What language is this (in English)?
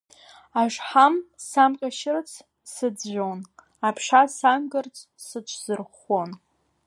Abkhazian